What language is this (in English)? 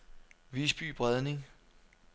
Danish